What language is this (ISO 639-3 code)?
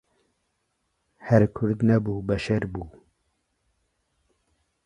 ckb